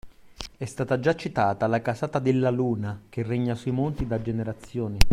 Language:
Italian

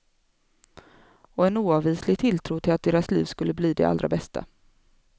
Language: Swedish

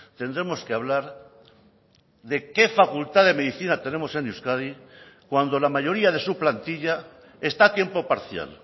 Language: Spanish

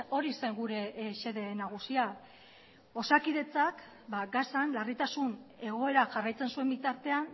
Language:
Basque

